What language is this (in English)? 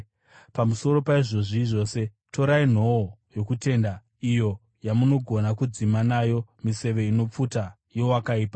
Shona